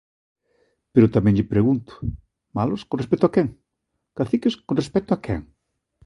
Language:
Galician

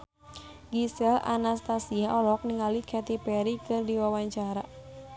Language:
Sundanese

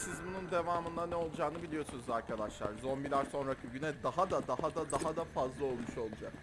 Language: Turkish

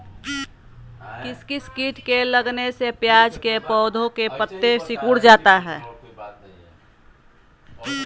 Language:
Magahi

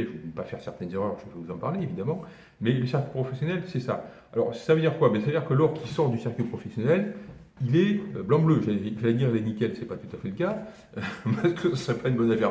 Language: French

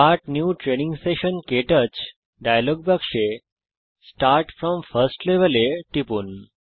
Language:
Bangla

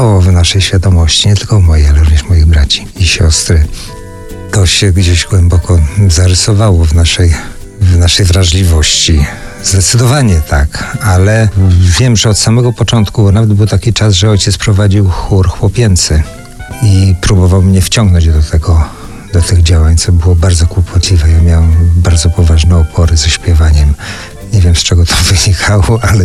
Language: Polish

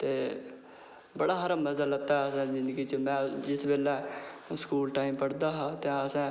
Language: Dogri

